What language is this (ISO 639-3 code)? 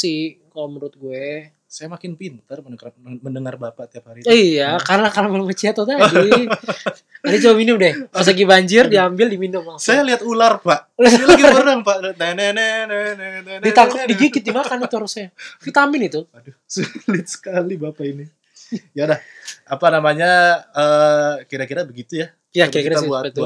ind